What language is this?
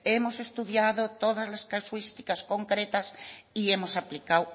Spanish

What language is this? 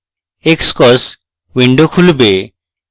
Bangla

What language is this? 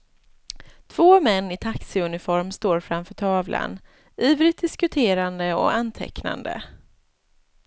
Swedish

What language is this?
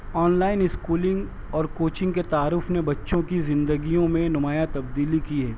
Urdu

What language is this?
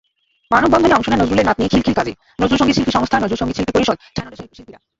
Bangla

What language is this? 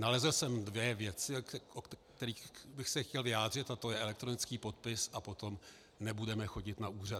Czech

